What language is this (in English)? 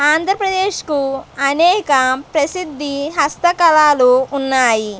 Telugu